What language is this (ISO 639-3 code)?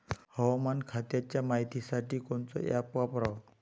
mar